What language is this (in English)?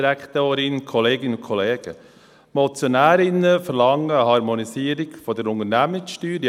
Swiss German